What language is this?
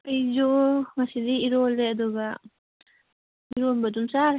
Manipuri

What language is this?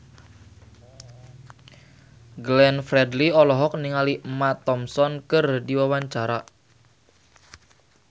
Sundanese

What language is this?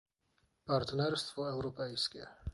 Polish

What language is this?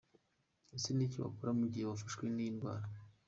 Kinyarwanda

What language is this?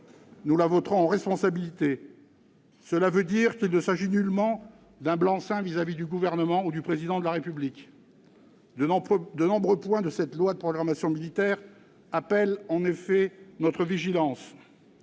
French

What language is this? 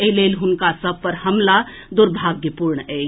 Maithili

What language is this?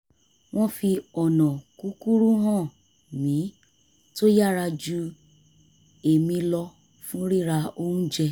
Yoruba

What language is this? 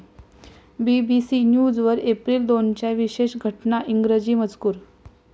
Marathi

